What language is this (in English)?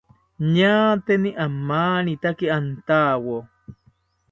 South Ucayali Ashéninka